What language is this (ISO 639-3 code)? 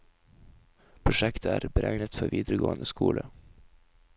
nor